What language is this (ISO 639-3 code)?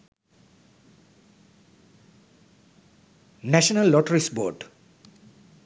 sin